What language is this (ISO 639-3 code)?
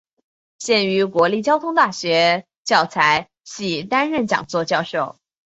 zho